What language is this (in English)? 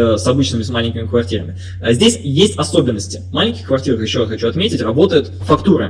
Russian